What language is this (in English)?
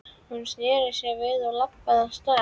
Icelandic